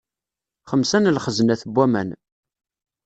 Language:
Kabyle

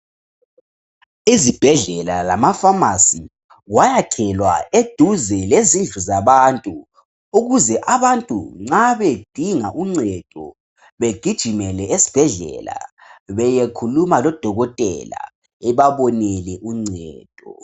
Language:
North Ndebele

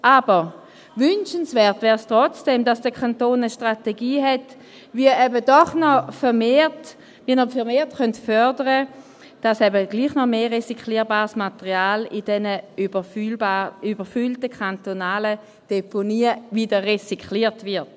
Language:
Swiss German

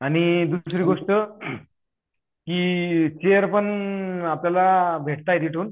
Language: Marathi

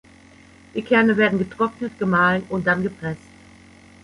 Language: German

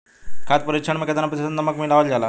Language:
Bhojpuri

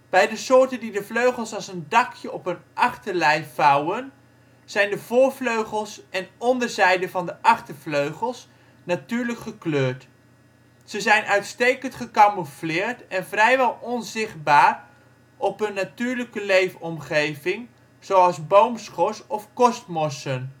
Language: Dutch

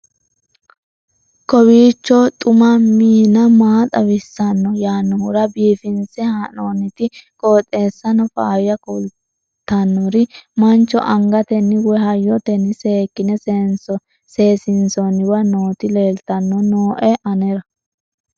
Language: Sidamo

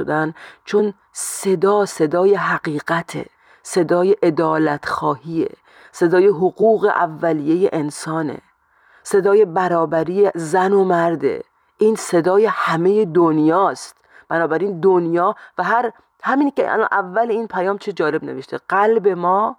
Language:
Persian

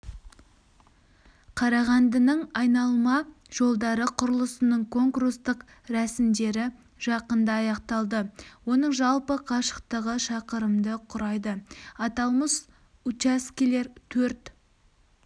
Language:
Kazakh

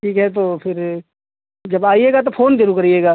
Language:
Hindi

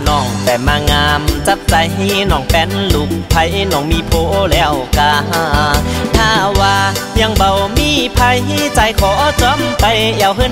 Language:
Thai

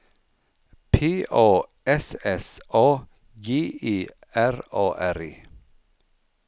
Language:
Swedish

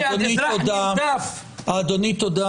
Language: Hebrew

